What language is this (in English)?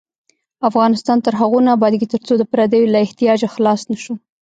Pashto